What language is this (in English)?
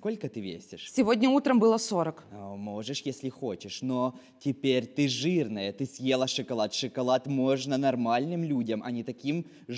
Ukrainian